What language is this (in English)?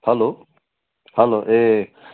Nepali